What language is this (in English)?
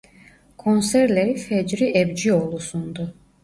Turkish